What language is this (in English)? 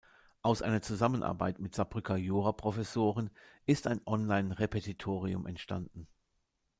German